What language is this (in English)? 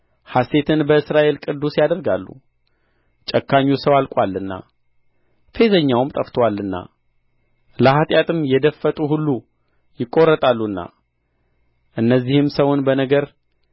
Amharic